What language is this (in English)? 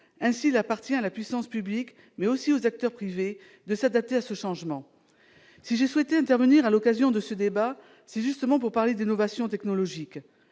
French